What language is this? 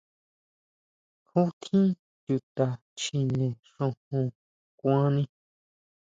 Huautla Mazatec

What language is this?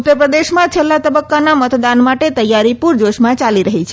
Gujarati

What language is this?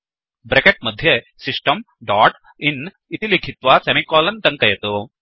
Sanskrit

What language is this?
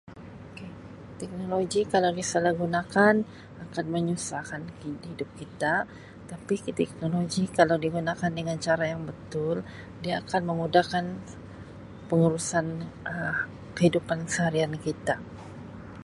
Sabah Malay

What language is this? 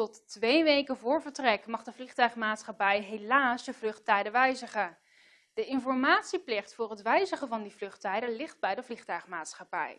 Dutch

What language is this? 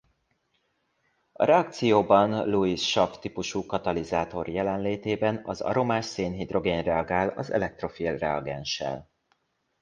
Hungarian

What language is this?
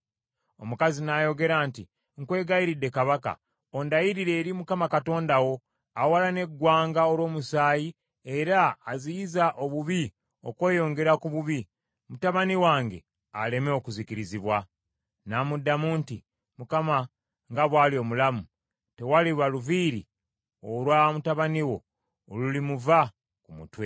Ganda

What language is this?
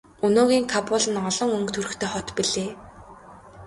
Mongolian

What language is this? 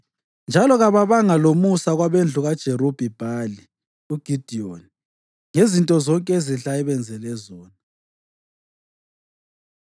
North Ndebele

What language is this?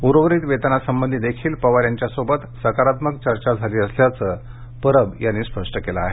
Marathi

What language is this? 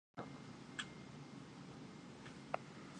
Russian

